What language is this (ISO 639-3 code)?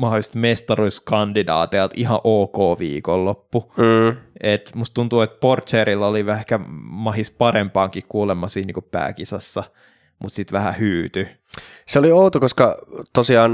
fin